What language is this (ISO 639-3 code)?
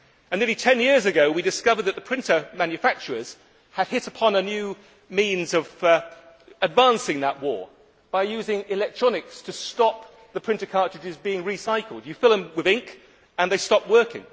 eng